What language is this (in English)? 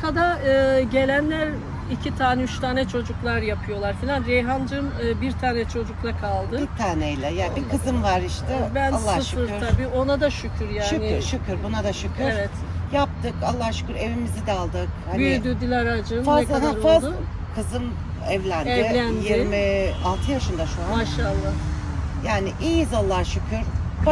Turkish